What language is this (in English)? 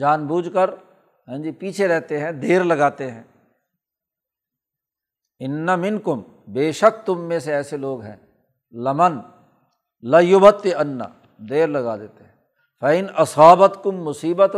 Urdu